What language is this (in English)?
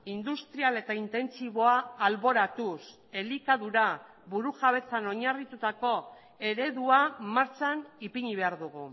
Basque